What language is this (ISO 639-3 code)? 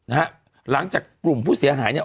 tha